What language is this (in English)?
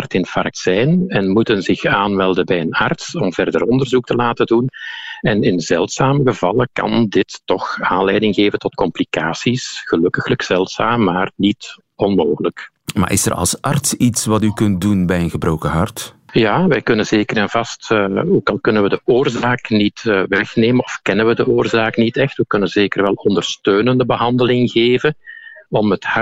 Dutch